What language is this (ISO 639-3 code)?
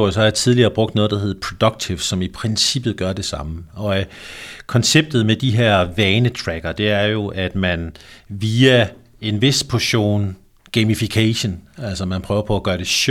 dan